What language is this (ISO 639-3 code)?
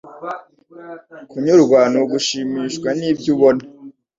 kin